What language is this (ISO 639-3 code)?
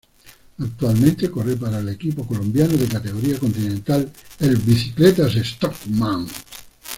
spa